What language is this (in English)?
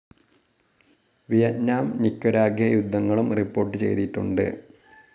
Malayalam